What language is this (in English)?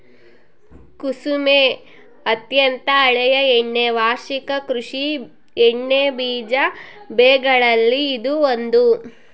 Kannada